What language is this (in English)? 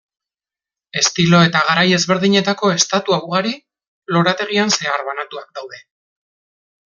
Basque